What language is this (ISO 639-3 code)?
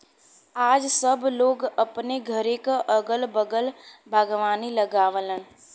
bho